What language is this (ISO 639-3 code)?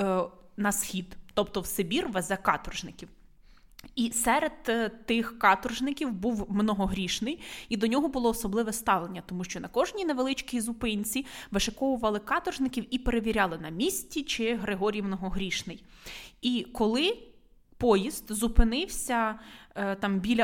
ukr